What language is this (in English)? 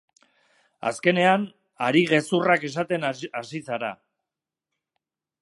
Basque